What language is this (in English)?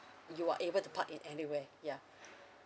English